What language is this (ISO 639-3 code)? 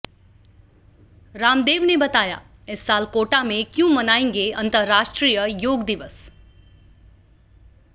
hin